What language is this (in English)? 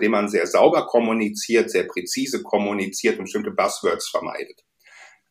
German